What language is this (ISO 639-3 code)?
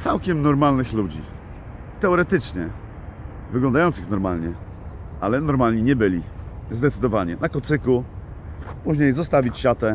pol